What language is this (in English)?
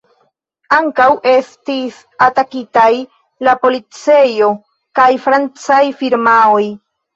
Esperanto